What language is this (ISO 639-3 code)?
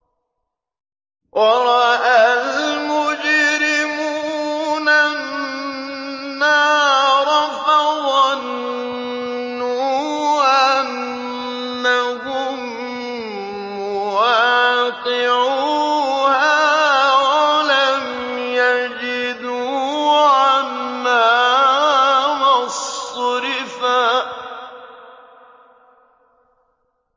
ara